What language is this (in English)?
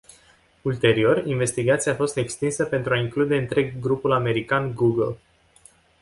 Romanian